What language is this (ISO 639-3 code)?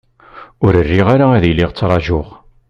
kab